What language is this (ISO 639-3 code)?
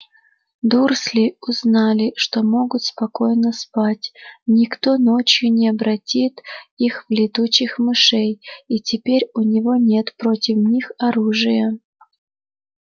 rus